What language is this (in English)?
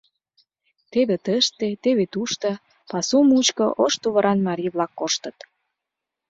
Mari